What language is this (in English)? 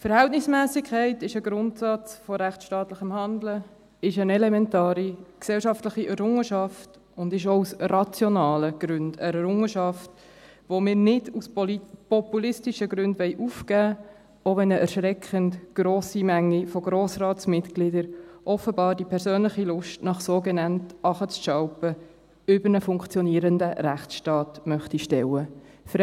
Swiss German